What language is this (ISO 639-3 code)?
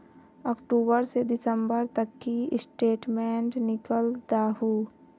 mag